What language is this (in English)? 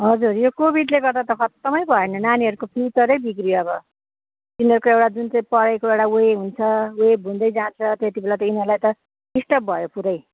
Nepali